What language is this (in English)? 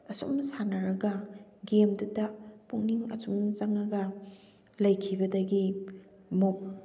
Manipuri